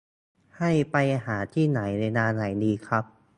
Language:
Thai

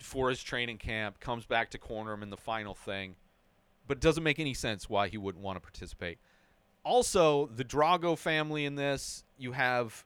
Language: English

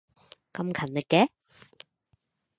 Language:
Cantonese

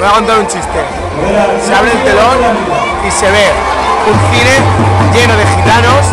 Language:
Spanish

